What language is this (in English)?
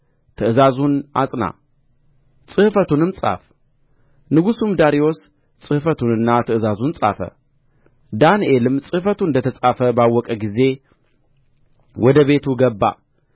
Amharic